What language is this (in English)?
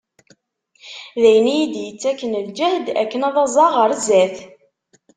Kabyle